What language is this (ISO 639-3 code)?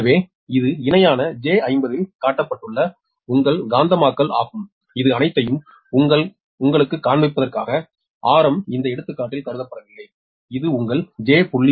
tam